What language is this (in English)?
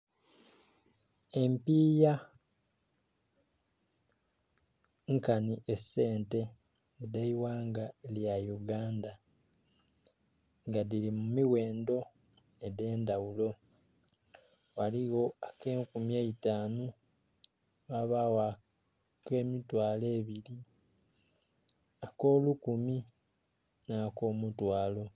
Soga